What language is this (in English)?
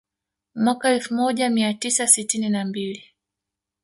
Swahili